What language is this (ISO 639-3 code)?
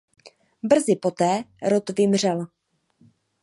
ces